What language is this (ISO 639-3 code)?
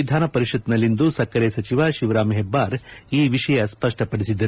kan